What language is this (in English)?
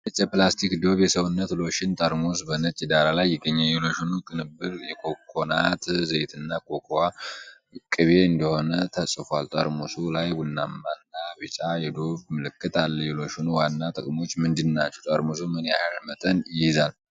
Amharic